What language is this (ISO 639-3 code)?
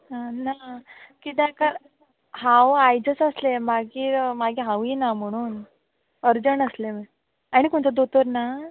kok